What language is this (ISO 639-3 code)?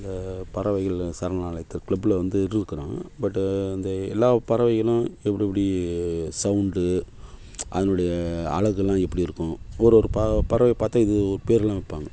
tam